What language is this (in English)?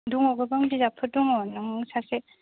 Bodo